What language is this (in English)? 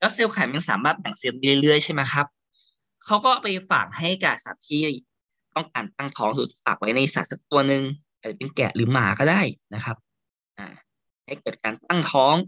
Thai